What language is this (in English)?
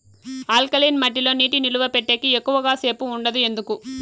Telugu